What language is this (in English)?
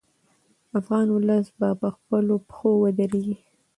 Pashto